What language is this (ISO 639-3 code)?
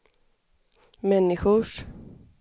swe